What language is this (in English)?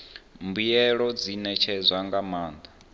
Venda